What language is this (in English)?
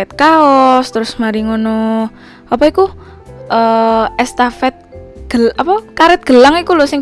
Indonesian